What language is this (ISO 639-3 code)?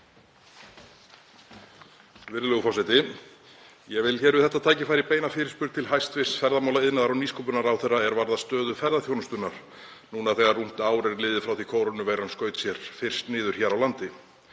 isl